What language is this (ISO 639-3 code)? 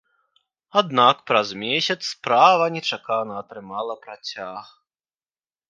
bel